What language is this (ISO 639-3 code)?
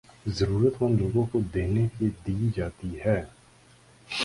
urd